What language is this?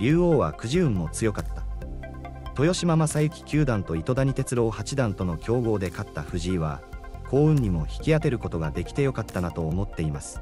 Japanese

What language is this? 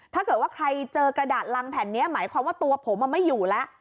Thai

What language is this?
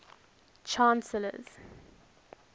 English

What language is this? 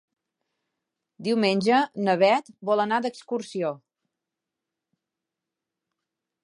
Catalan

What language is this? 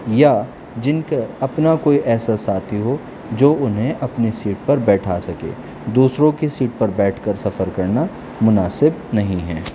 Urdu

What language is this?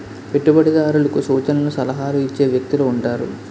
Telugu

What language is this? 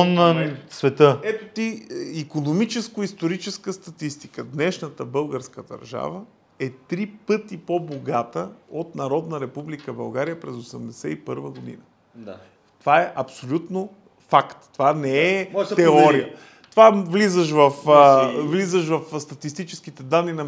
Bulgarian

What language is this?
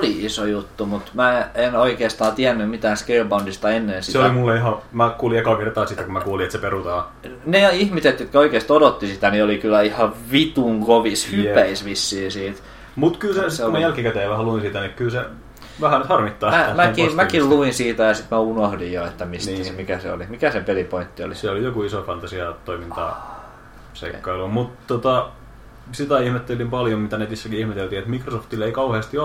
Finnish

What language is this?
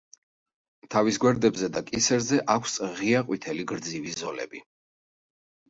Georgian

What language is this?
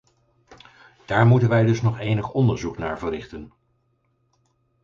Dutch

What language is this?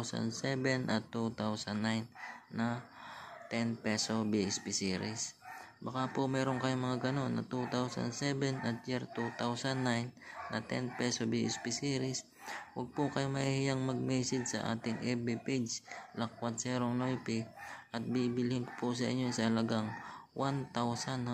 Filipino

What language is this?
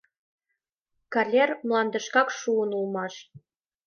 Mari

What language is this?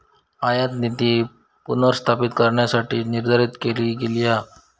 Marathi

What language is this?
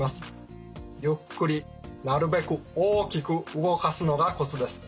Japanese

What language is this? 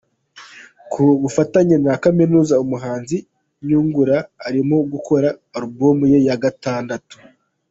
Kinyarwanda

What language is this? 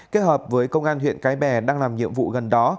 Vietnamese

